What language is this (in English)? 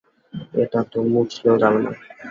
Bangla